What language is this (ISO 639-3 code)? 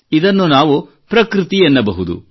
kan